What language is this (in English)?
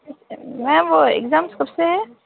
Urdu